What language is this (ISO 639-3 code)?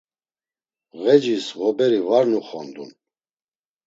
lzz